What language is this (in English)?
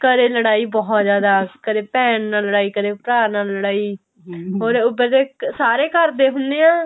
Punjabi